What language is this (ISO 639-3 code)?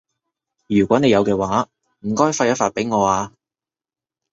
yue